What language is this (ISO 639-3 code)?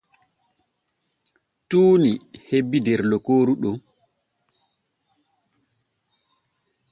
fue